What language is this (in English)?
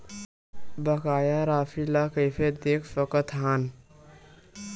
Chhattisgarhi